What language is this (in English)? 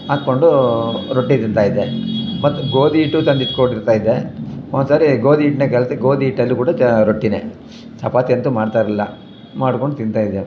Kannada